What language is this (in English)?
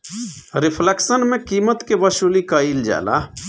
Bhojpuri